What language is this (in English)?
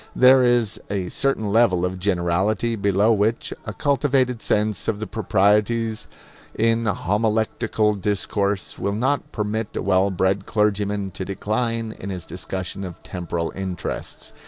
English